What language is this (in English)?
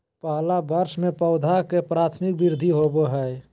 Magahi